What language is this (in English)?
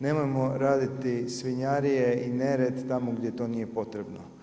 Croatian